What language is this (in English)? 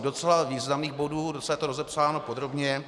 Czech